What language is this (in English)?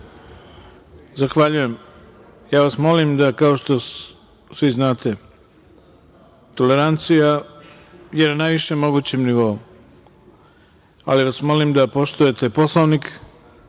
Serbian